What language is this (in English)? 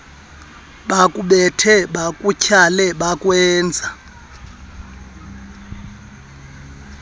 Xhosa